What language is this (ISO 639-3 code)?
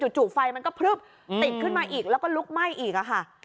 tha